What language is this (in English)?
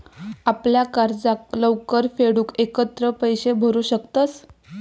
Marathi